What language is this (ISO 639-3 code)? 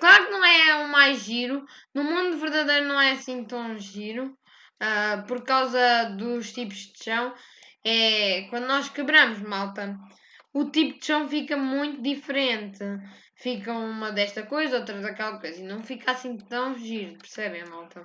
por